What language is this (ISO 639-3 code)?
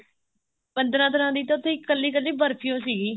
pan